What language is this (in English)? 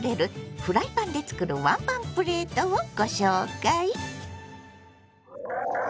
Japanese